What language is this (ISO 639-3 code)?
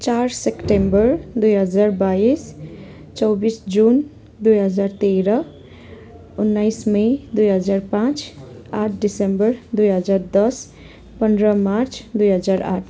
nep